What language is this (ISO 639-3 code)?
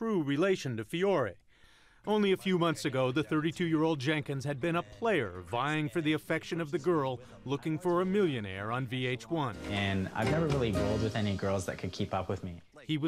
eng